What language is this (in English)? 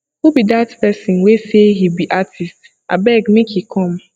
Nigerian Pidgin